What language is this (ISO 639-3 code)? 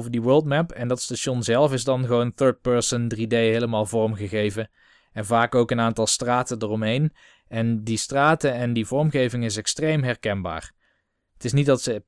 nld